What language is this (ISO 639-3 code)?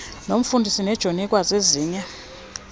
xho